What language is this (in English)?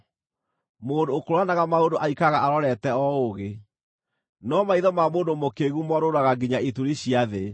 Kikuyu